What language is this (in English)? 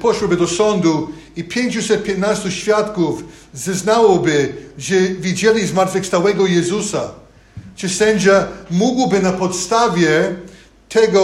Polish